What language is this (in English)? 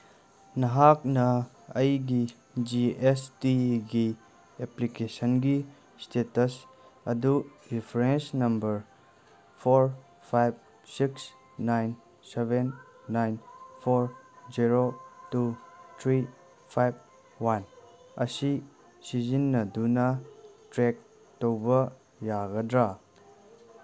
Manipuri